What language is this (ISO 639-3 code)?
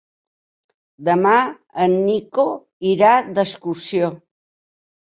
cat